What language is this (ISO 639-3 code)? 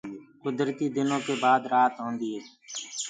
ggg